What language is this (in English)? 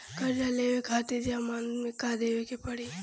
Bhojpuri